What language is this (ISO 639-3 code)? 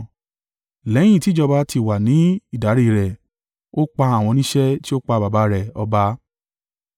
yor